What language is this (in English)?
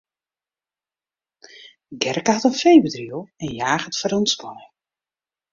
Western Frisian